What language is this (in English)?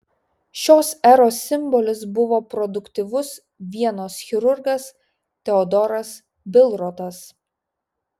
Lithuanian